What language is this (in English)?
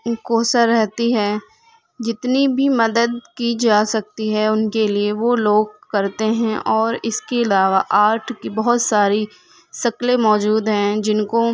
Urdu